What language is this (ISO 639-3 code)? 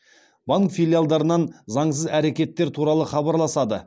kaz